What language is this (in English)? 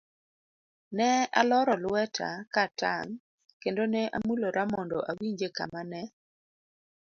Luo (Kenya and Tanzania)